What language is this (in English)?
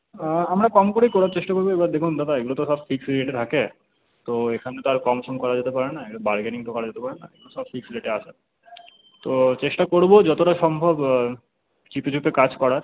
Bangla